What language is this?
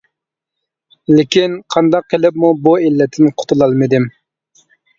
Uyghur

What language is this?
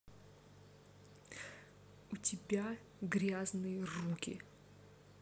Russian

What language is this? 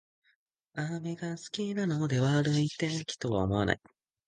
Japanese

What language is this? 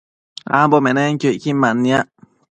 Matsés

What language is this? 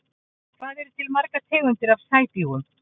Icelandic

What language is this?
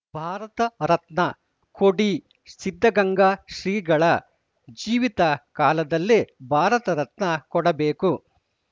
Kannada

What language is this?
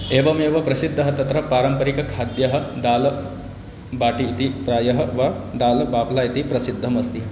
Sanskrit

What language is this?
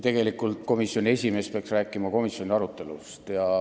Estonian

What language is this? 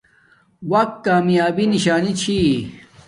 Domaaki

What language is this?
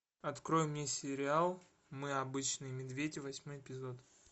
Russian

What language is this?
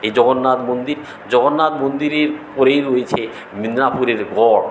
Bangla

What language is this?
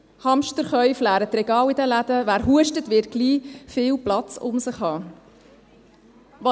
Swiss German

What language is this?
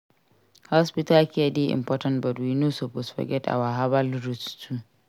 Nigerian Pidgin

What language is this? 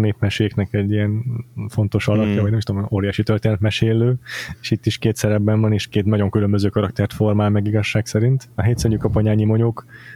Hungarian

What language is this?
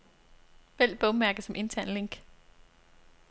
Danish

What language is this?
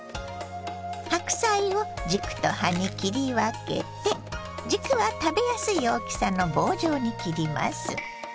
Japanese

